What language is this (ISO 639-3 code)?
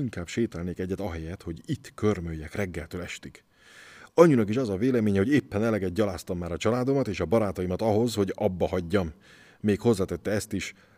hun